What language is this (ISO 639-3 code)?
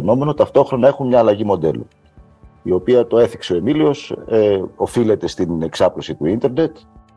ell